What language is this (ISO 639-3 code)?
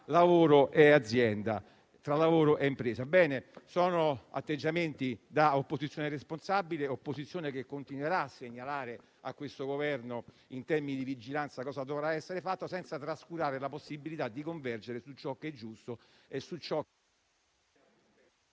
ita